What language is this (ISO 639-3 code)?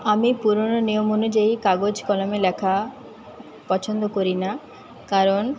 ben